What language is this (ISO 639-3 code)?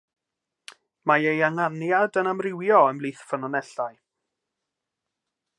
cym